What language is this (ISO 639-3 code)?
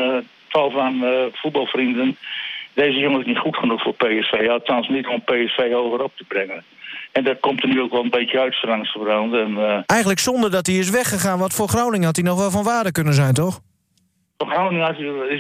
nld